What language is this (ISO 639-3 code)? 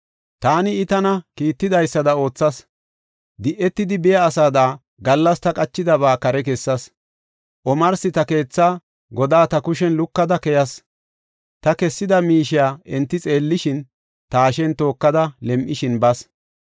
gof